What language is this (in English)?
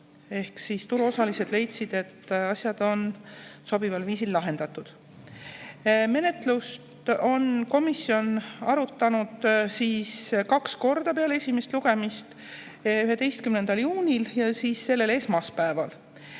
Estonian